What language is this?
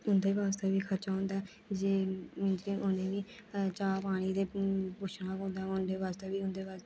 Dogri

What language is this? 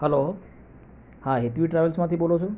Gujarati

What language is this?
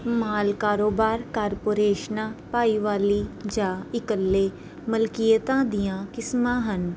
Punjabi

